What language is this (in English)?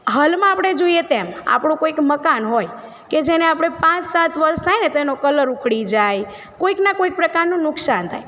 Gujarati